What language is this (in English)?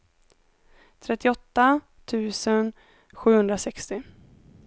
Swedish